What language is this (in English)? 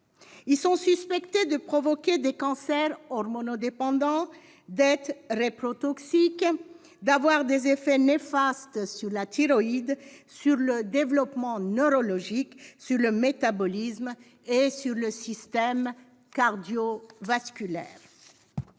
French